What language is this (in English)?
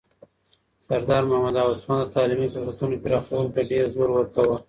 Pashto